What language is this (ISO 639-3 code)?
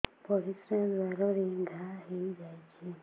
ori